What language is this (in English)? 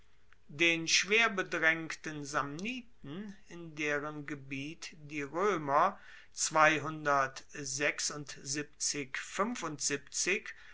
German